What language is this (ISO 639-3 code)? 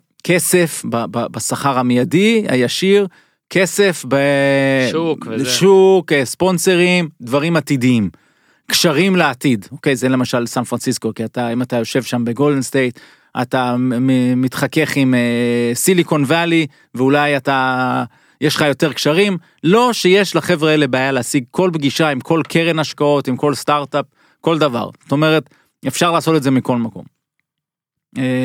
heb